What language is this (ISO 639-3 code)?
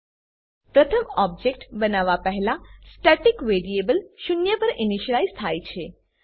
guj